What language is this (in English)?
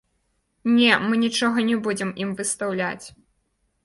Belarusian